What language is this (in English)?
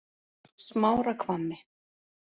Icelandic